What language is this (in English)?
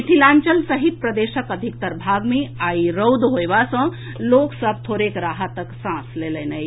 Maithili